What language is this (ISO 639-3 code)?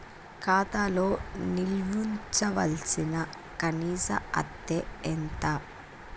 tel